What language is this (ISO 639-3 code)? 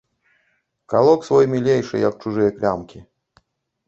bel